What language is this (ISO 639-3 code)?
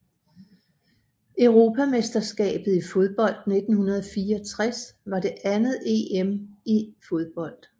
dan